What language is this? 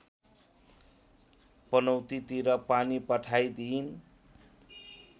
Nepali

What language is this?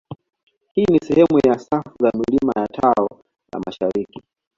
Swahili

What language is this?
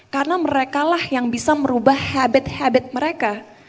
Indonesian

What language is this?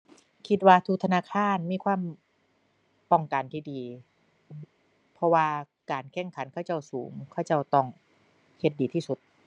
Thai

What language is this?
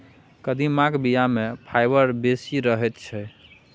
Maithili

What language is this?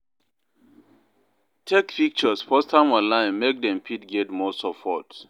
Nigerian Pidgin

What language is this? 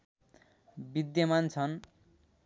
Nepali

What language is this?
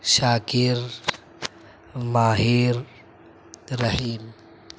Urdu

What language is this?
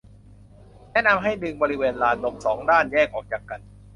Thai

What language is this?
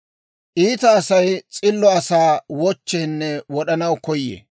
Dawro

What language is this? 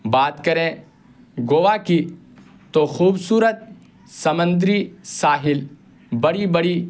Urdu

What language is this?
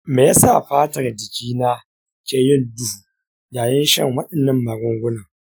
Hausa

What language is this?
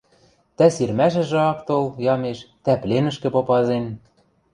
Western Mari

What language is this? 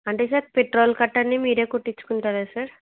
Telugu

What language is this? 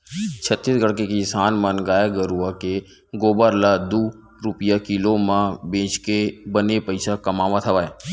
Chhattisgarhi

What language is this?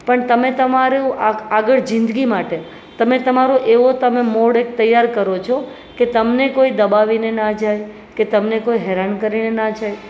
Gujarati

